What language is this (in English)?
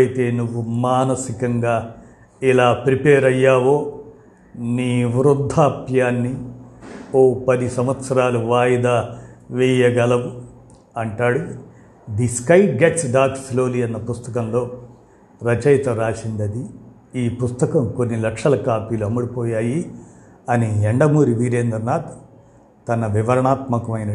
Telugu